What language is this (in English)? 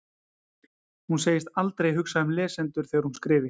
Icelandic